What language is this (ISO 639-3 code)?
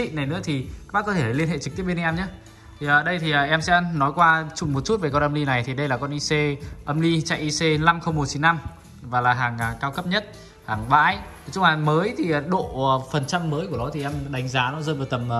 vie